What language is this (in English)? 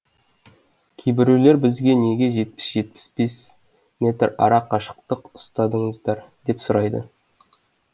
Kazakh